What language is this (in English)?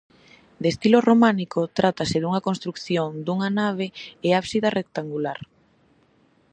Galician